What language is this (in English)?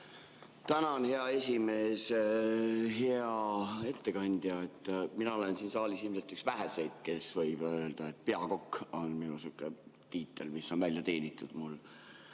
Estonian